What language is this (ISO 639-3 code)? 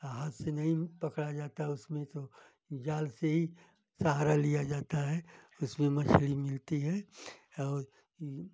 hin